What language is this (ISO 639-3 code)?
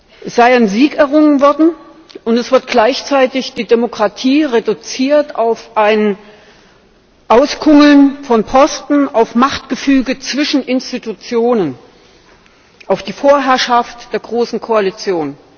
deu